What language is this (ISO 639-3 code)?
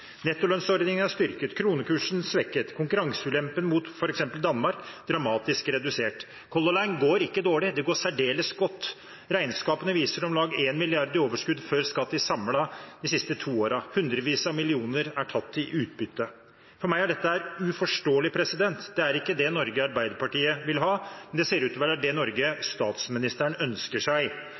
nob